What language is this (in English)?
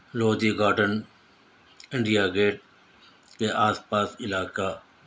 Urdu